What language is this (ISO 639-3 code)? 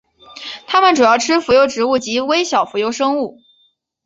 zho